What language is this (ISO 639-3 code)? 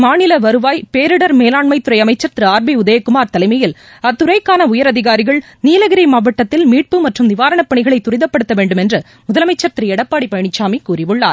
tam